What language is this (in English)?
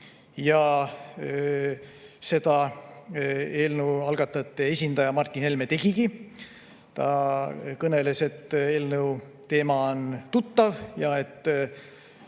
Estonian